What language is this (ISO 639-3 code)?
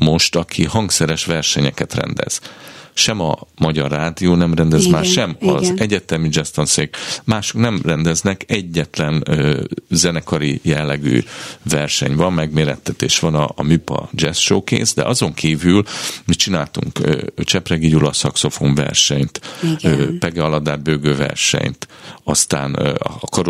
hun